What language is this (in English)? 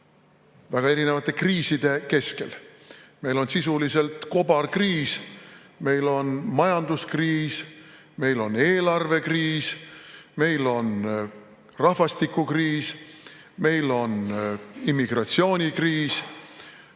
Estonian